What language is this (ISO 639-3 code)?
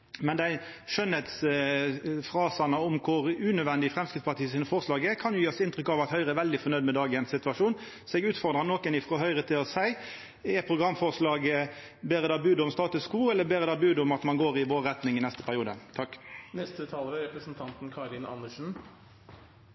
nno